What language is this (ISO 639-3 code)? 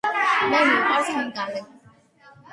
kat